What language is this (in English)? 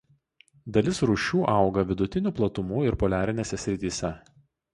Lithuanian